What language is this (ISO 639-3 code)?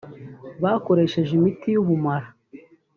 kin